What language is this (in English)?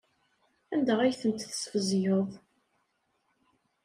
Kabyle